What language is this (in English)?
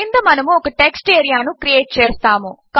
Telugu